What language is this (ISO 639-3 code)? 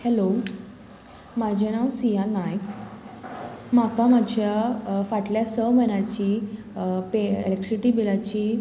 kok